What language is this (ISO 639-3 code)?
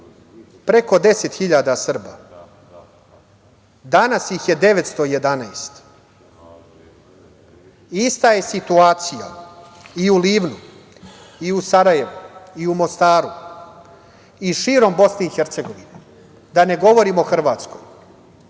srp